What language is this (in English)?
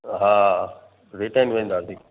Sindhi